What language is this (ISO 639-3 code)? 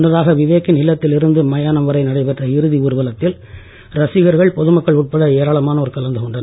tam